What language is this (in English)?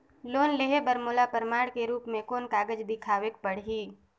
Chhattisgarhi